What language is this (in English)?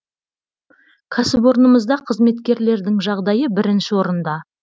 Kazakh